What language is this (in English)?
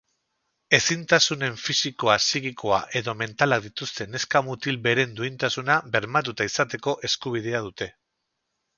Basque